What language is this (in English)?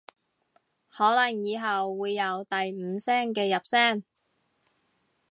Cantonese